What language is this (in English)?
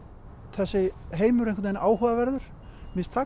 Icelandic